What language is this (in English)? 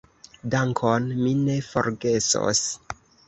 Esperanto